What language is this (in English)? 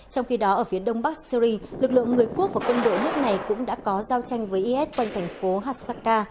Vietnamese